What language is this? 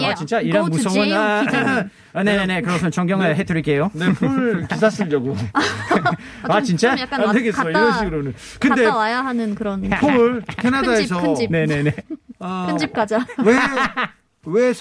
Korean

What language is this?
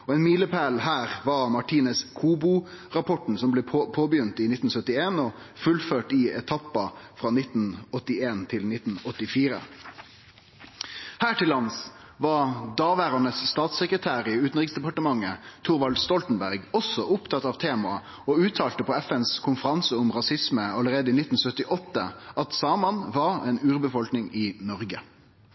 Norwegian Nynorsk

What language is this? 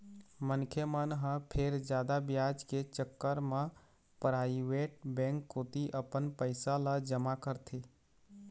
Chhattisgarhi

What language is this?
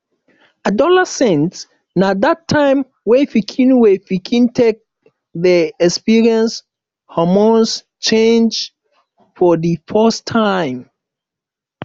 Nigerian Pidgin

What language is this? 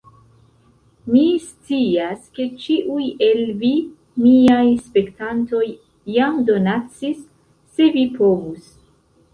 Esperanto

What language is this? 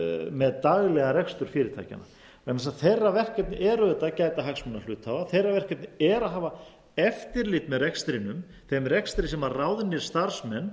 Icelandic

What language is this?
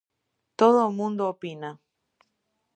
Galician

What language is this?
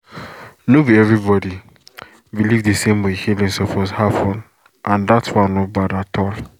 Nigerian Pidgin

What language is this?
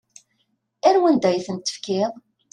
Kabyle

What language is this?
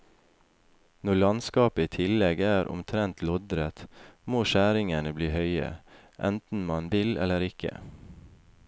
Norwegian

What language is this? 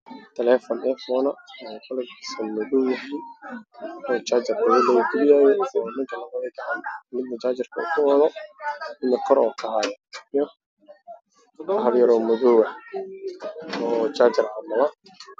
Somali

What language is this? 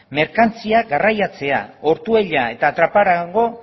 Basque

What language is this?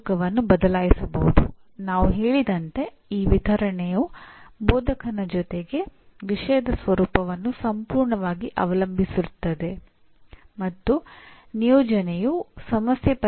Kannada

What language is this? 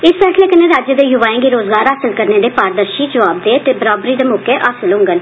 Dogri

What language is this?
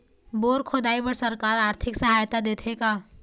Chhattisgarhi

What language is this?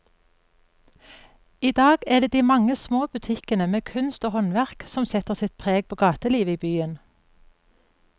Norwegian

